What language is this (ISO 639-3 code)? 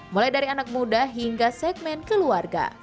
ind